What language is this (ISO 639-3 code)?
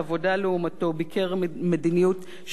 heb